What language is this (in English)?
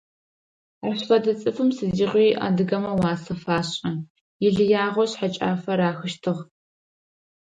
Adyghe